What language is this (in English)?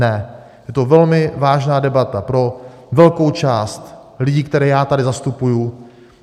Czech